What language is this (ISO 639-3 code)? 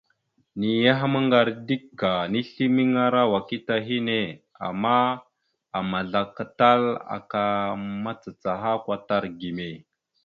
mxu